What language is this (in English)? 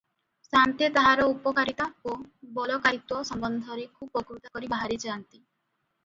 Odia